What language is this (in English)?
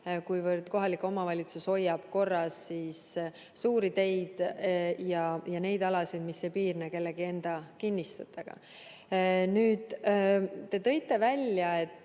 Estonian